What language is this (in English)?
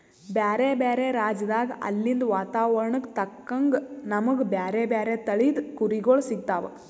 Kannada